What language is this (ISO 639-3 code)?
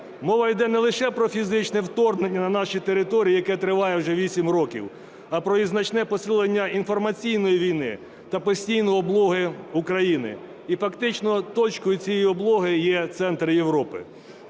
ukr